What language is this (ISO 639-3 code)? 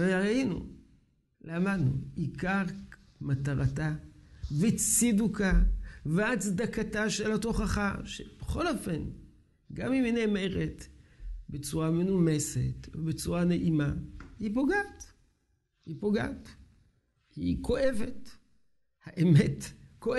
heb